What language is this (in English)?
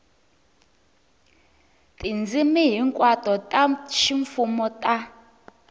Tsonga